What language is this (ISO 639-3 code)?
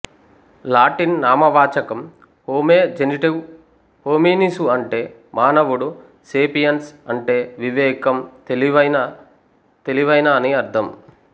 tel